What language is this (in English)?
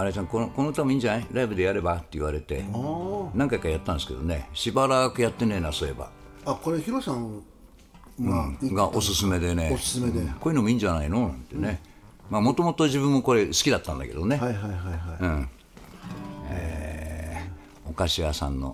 Japanese